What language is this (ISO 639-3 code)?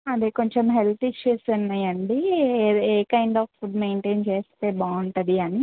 tel